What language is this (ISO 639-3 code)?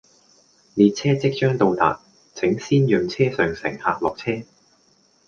yue